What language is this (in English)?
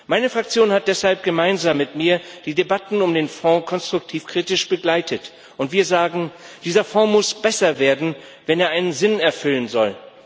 German